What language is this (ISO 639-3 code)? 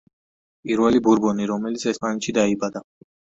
kat